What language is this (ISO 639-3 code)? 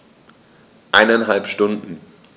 deu